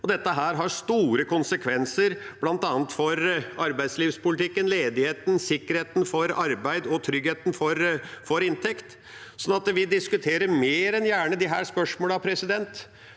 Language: Norwegian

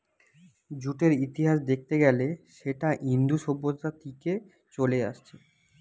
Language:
Bangla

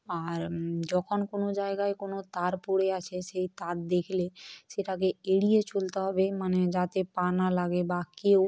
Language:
Bangla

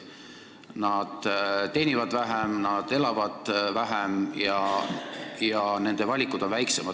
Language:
Estonian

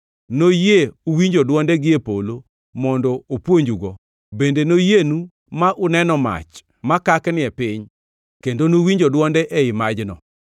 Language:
Luo (Kenya and Tanzania)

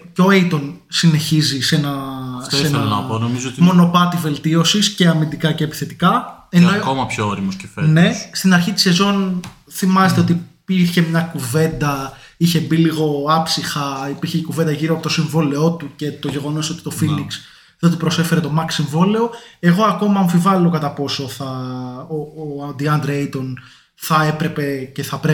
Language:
Greek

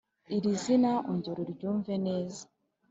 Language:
Kinyarwanda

